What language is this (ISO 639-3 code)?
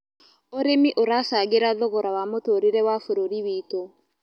kik